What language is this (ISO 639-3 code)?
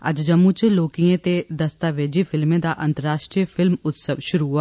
doi